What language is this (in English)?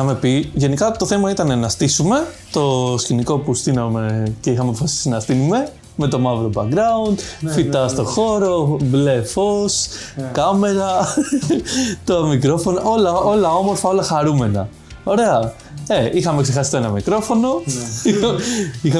Greek